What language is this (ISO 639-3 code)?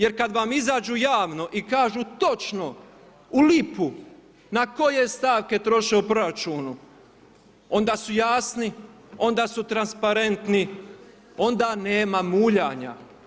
hrv